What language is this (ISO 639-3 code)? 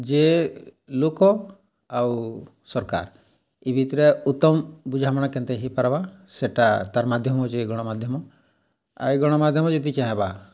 ori